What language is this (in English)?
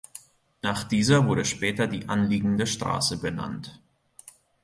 German